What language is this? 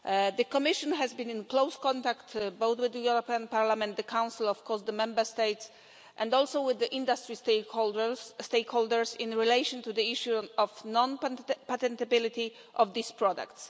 English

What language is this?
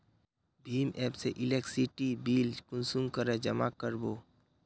Magahi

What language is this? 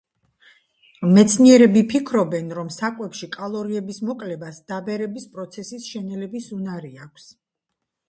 Georgian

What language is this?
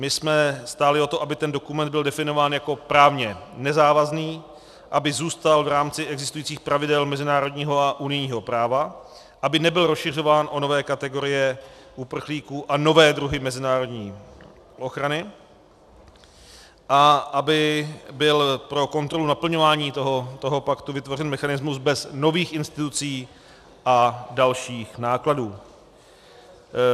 Czech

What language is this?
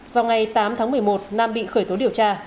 Vietnamese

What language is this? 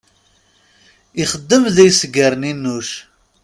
Kabyle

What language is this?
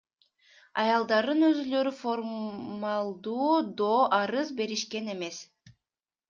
Kyrgyz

